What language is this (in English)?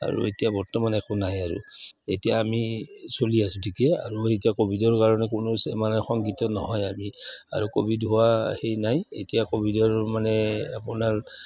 Assamese